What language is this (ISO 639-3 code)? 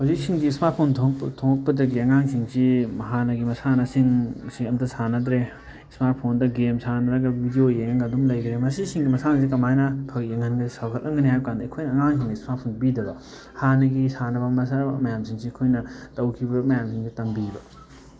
mni